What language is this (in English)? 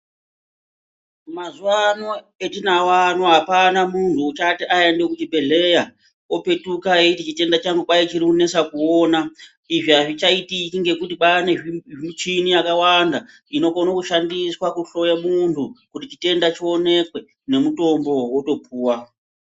Ndau